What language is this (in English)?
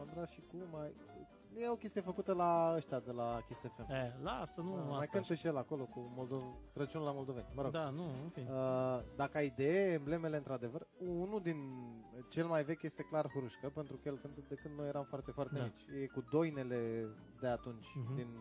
Romanian